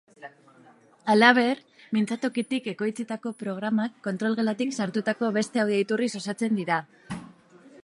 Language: Basque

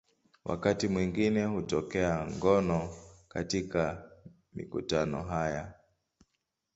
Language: Swahili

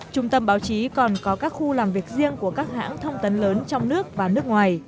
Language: Vietnamese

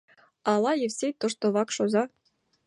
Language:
Mari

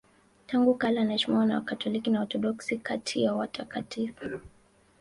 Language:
Swahili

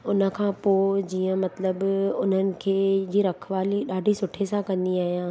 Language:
Sindhi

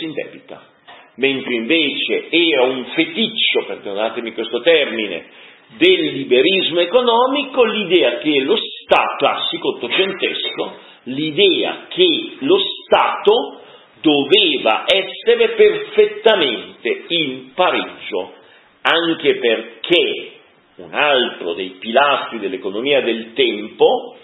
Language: Italian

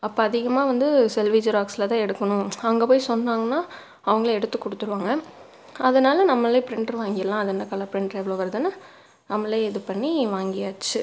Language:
Tamil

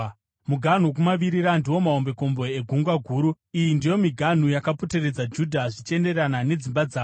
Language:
Shona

